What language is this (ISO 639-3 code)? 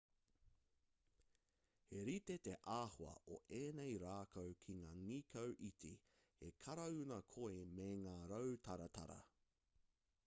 mri